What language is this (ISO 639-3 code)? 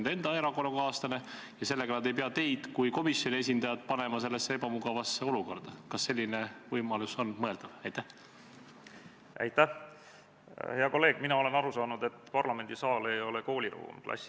est